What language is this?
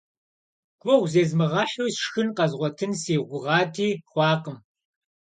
Kabardian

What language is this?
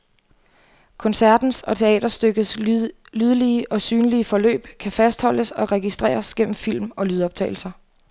Danish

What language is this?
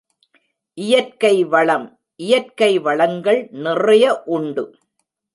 Tamil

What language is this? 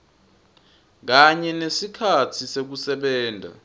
Swati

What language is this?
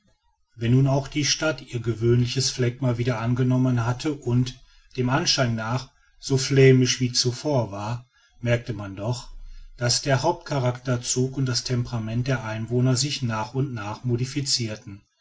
German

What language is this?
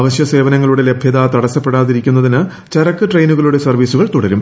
Malayalam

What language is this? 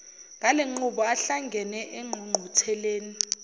Zulu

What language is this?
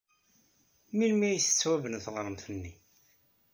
Kabyle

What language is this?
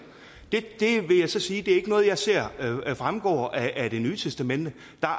Danish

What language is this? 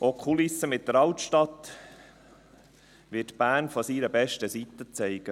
Swiss German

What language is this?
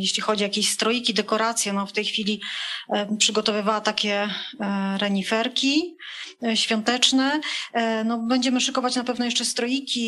Polish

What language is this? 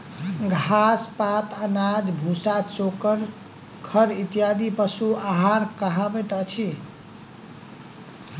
Maithili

